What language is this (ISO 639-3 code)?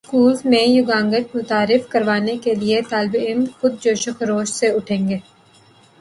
urd